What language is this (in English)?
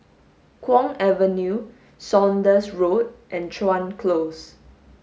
English